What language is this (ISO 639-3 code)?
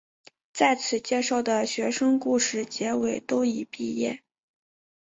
zho